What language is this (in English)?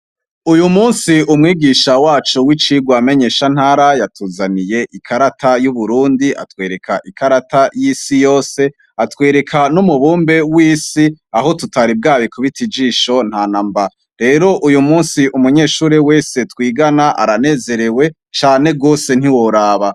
Rundi